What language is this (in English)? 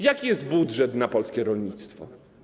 Polish